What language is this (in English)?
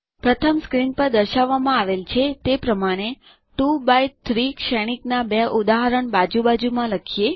Gujarati